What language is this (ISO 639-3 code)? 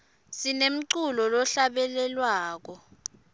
ssw